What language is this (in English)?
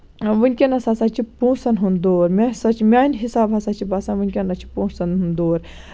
Kashmiri